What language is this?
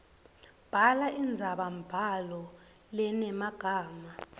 Swati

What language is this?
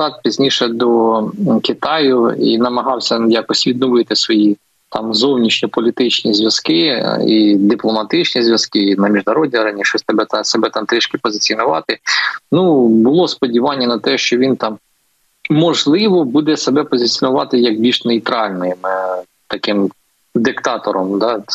Ukrainian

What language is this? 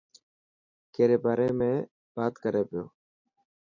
Dhatki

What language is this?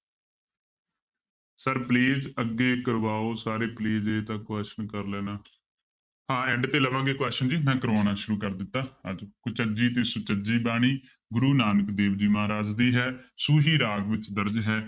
Punjabi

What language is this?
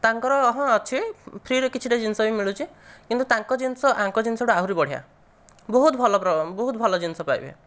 Odia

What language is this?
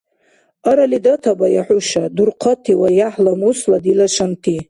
Dargwa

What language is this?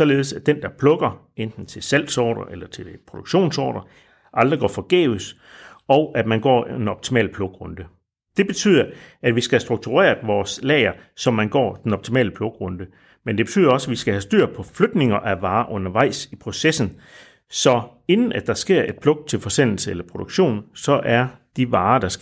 Danish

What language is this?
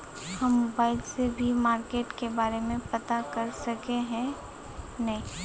Magahi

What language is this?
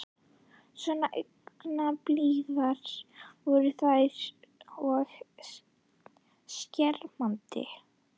Icelandic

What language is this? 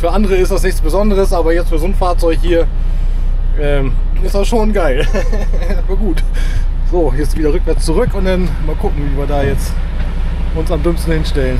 German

